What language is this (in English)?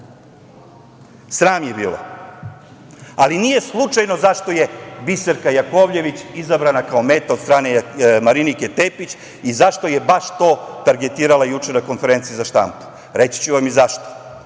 Serbian